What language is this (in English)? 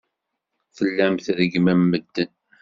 Kabyle